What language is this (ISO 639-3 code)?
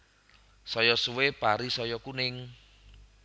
jav